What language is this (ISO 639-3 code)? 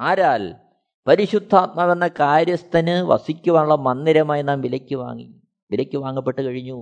mal